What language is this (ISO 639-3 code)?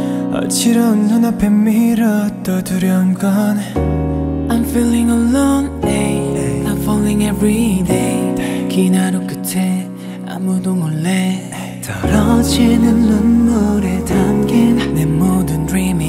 kor